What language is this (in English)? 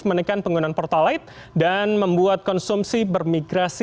Indonesian